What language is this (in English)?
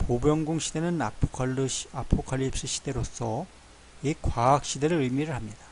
Korean